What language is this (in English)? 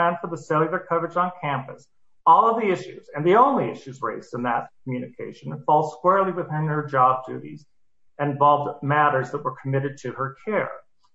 English